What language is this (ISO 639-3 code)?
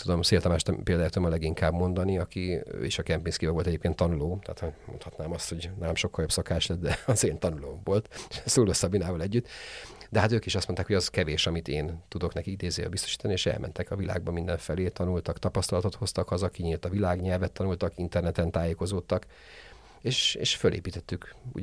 hun